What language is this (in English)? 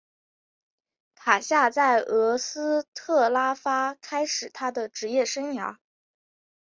Chinese